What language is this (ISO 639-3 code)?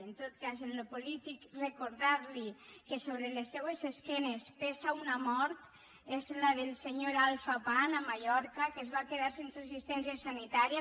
cat